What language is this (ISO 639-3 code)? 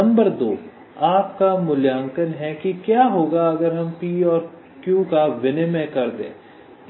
hin